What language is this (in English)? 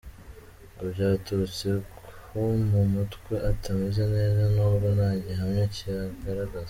Kinyarwanda